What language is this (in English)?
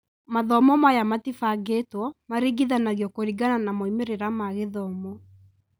Kikuyu